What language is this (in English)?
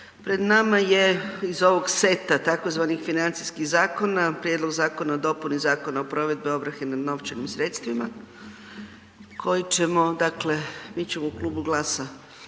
Croatian